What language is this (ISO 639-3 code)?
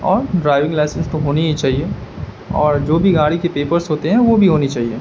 urd